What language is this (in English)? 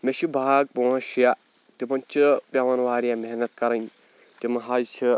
Kashmiri